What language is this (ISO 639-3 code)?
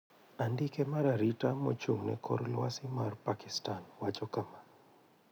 luo